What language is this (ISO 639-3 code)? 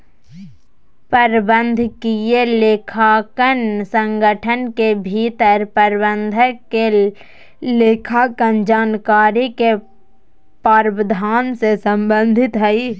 mag